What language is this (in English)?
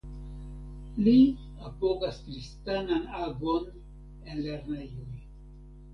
Esperanto